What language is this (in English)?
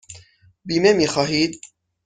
Persian